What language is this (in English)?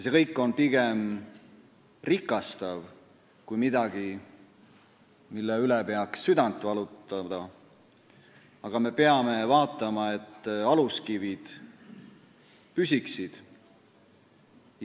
Estonian